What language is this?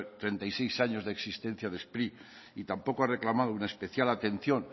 Spanish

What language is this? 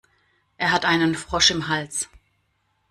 German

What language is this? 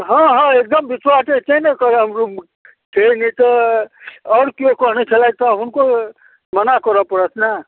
Maithili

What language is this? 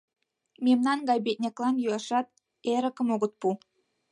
Mari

